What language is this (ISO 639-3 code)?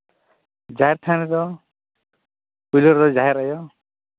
sat